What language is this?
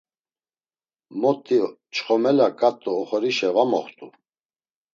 Laz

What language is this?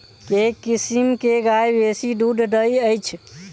Maithili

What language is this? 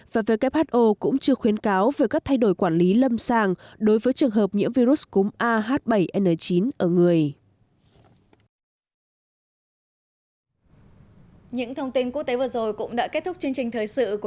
Vietnamese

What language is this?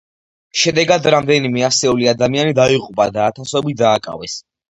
Georgian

